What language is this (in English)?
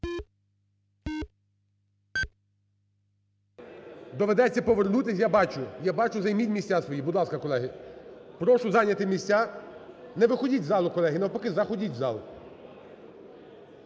Ukrainian